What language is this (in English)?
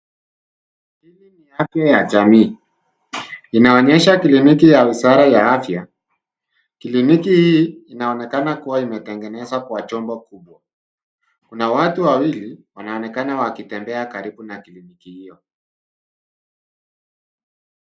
Swahili